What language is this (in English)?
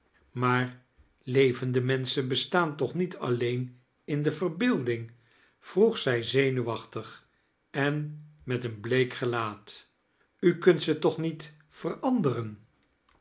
Dutch